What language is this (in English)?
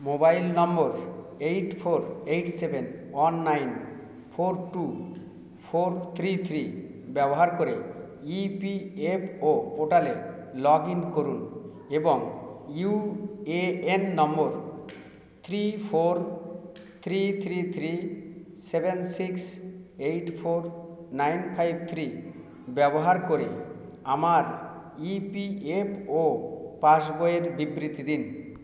Bangla